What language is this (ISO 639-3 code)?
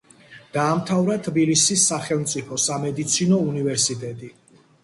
kat